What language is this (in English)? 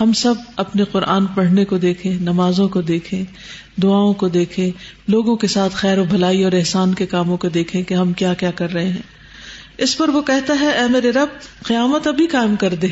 Urdu